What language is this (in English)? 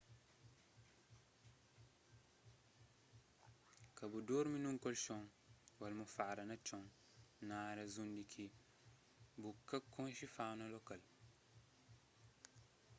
Kabuverdianu